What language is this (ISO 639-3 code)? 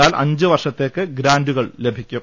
mal